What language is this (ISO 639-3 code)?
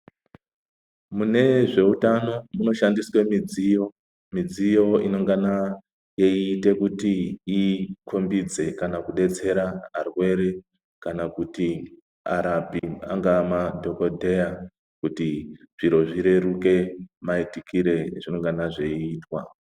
ndc